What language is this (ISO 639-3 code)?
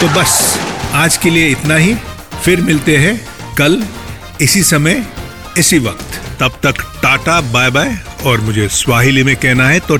hin